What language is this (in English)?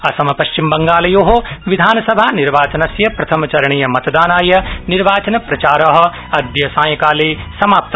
Sanskrit